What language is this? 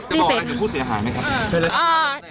Thai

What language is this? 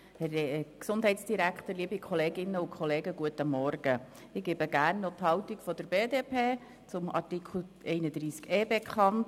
Swiss German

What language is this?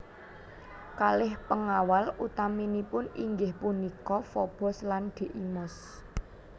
Javanese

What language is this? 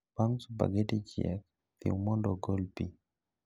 Luo (Kenya and Tanzania)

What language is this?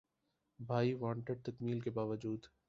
Urdu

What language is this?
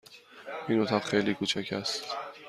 Persian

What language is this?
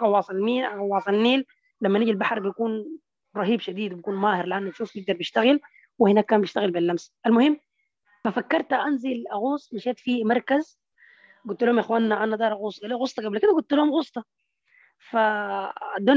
Arabic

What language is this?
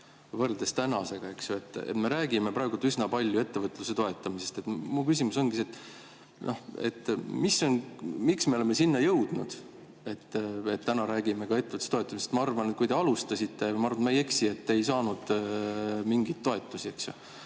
Estonian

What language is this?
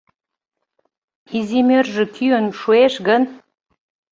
Mari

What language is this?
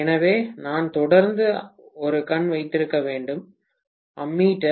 Tamil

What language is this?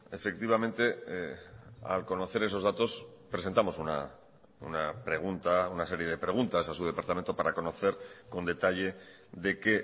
Spanish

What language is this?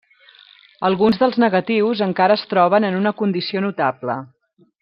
Catalan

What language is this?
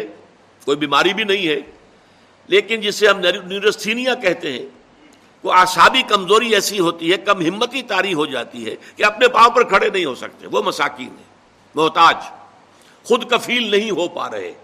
Urdu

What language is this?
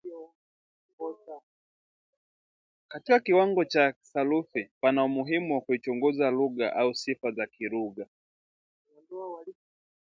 Swahili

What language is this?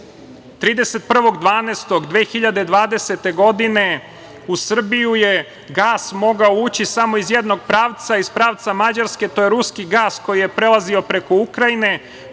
Serbian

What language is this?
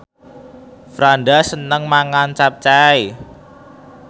Javanese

